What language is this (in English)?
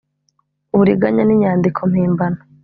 Kinyarwanda